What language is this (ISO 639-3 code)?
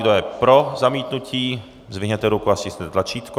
ces